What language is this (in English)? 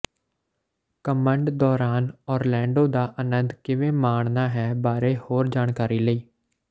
Punjabi